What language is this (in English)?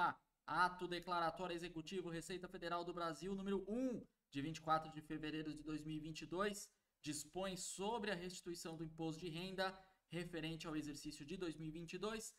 Portuguese